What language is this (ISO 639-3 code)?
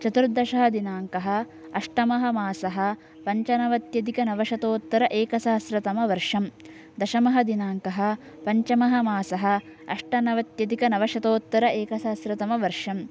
san